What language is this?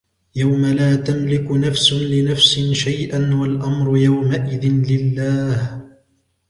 Arabic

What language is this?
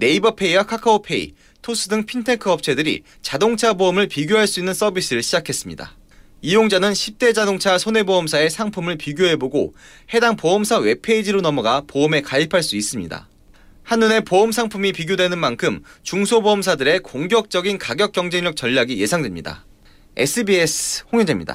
Korean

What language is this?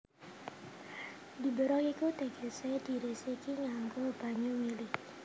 Javanese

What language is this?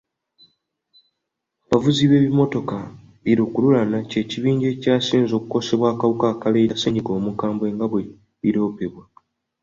Ganda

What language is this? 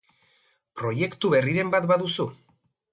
Basque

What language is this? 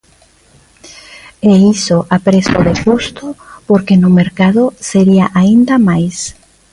Galician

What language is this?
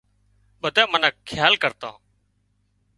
Wadiyara Koli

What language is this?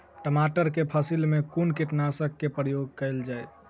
Maithili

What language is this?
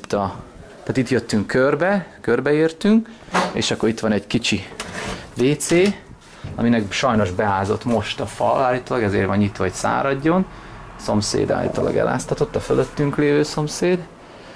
Hungarian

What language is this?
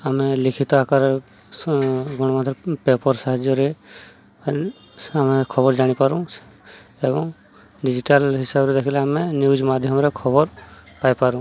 Odia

